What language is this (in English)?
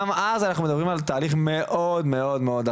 Hebrew